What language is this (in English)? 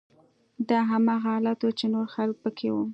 Pashto